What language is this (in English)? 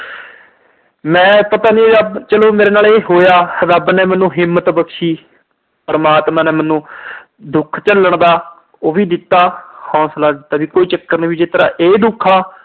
Punjabi